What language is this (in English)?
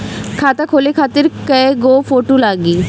Bhojpuri